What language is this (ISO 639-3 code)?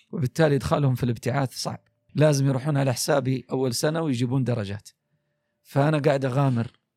ara